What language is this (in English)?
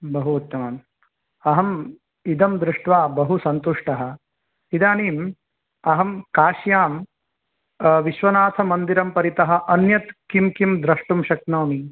Sanskrit